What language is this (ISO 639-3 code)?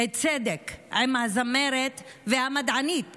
heb